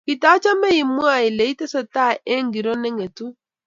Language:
Kalenjin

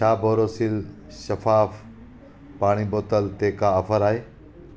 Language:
Sindhi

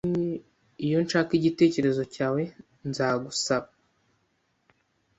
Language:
Kinyarwanda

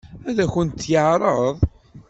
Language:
Kabyle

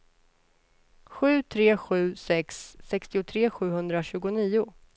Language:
Swedish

